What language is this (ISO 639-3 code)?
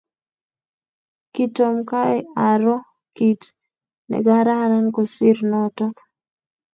kln